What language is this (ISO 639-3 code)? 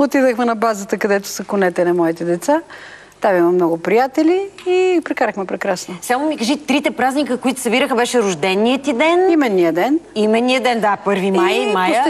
bul